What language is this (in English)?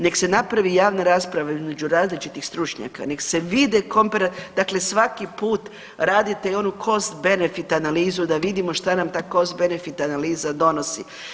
Croatian